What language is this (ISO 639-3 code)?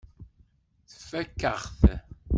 kab